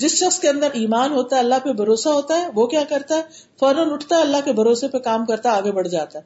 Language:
Urdu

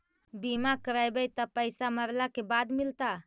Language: Magahi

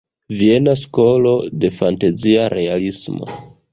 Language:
Esperanto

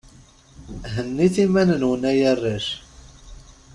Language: Kabyle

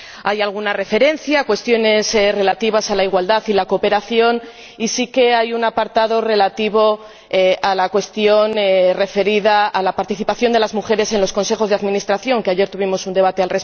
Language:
Spanish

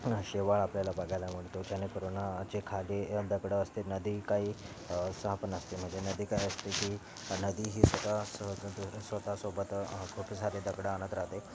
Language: Marathi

